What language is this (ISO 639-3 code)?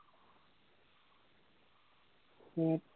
asm